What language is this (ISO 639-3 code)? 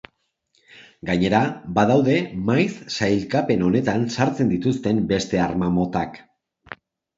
eus